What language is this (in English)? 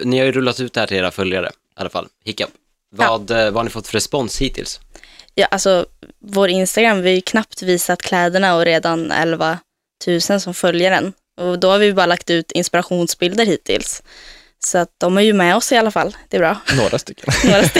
Swedish